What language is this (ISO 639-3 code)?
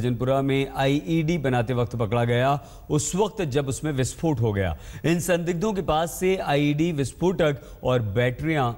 hin